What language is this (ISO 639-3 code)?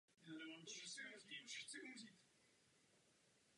ces